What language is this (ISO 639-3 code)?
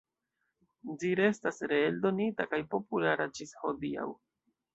epo